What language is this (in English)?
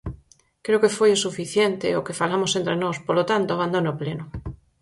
Galician